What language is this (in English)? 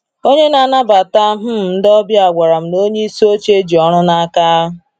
Igbo